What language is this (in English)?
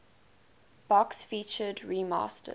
English